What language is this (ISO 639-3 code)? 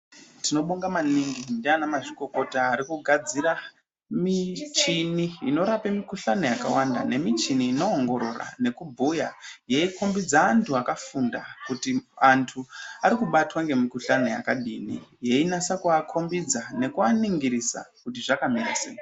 ndc